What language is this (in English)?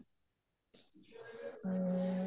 Punjabi